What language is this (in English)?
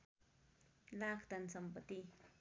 Nepali